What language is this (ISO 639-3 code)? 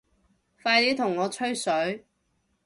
yue